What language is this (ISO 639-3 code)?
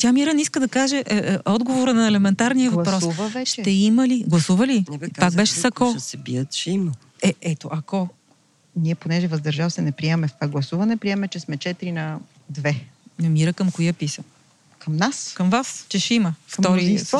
bul